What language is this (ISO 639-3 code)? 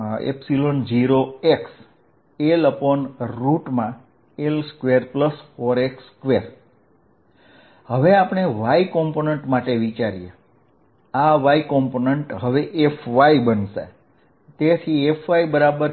guj